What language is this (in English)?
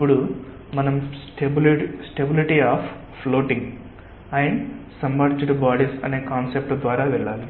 Telugu